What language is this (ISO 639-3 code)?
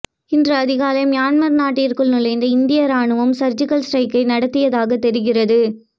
tam